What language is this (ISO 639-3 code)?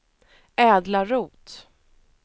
swe